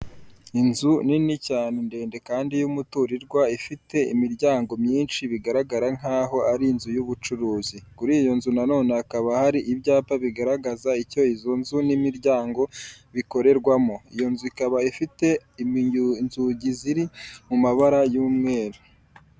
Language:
Kinyarwanda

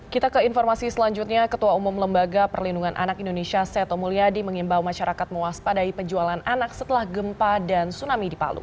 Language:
Indonesian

